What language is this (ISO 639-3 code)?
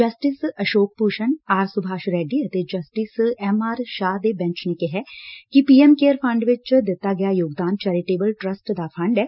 pan